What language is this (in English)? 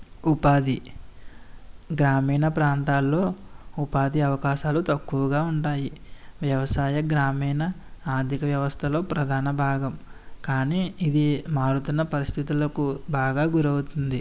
Telugu